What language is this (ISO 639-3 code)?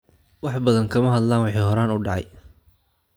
som